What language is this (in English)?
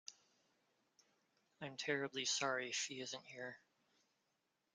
English